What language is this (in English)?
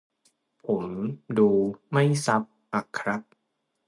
Thai